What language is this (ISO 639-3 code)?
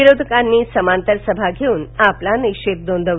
mar